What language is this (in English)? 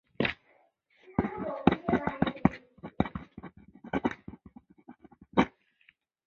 Chinese